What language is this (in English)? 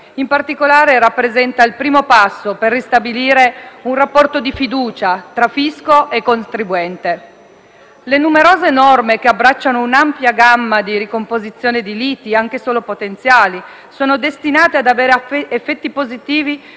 Italian